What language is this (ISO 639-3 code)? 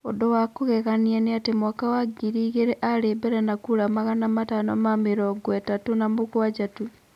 kik